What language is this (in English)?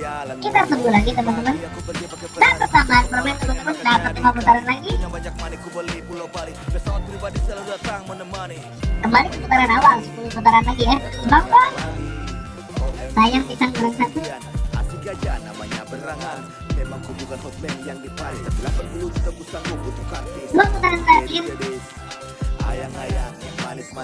Indonesian